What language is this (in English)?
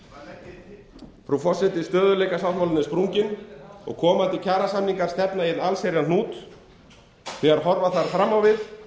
Icelandic